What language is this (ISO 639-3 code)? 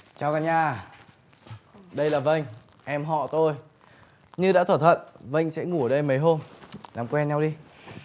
vie